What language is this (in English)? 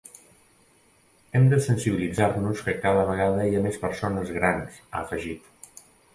Catalan